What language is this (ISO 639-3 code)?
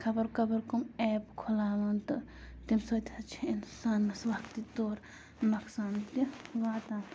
kas